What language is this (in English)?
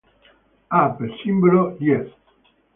Italian